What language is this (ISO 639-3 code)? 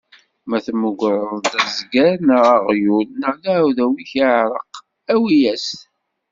kab